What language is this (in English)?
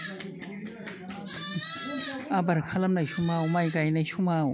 Bodo